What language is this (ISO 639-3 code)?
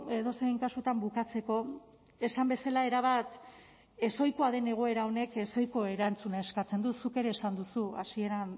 eus